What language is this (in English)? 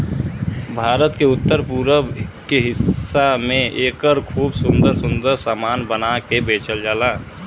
Bhojpuri